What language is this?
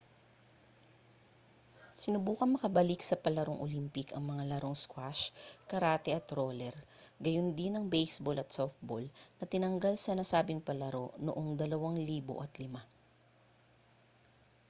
Filipino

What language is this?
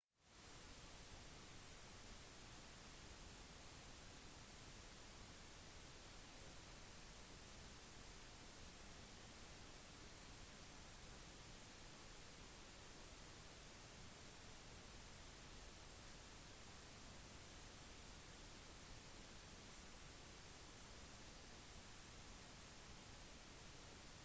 Norwegian Bokmål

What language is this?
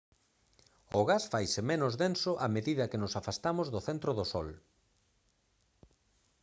Galician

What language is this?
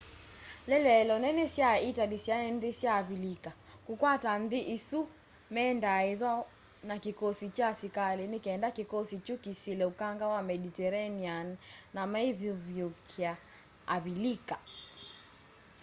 Kamba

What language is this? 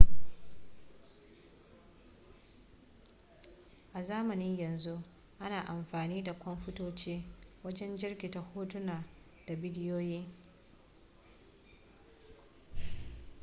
Hausa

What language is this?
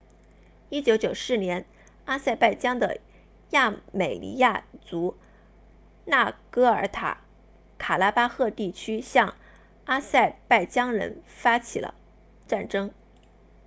Chinese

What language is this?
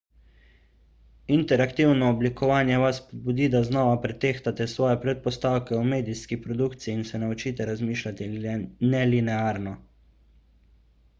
Slovenian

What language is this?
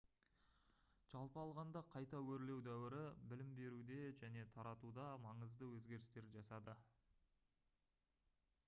Kazakh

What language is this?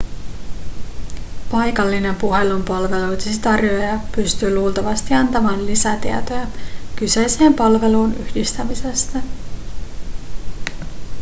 Finnish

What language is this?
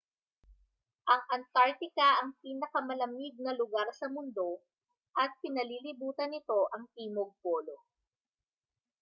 Filipino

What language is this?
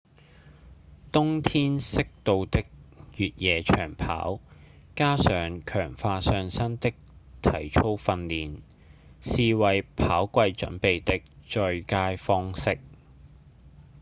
Cantonese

